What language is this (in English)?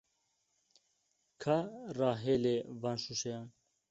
Kurdish